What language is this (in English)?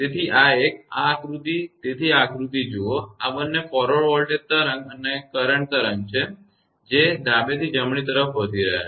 Gujarati